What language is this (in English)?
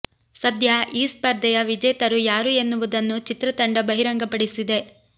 Kannada